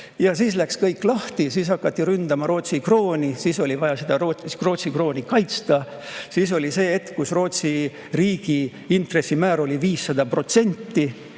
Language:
Estonian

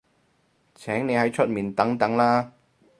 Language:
Cantonese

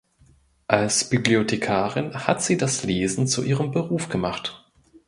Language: German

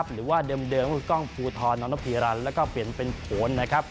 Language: Thai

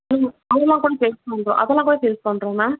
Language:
Tamil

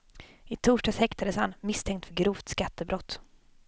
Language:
Swedish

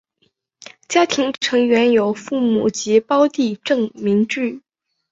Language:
Chinese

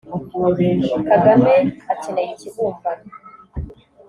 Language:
Kinyarwanda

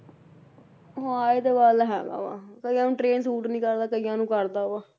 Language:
Punjabi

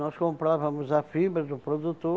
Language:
Portuguese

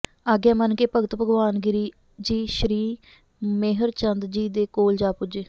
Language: Punjabi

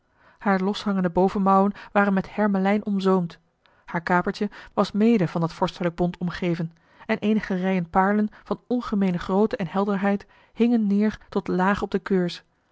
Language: Dutch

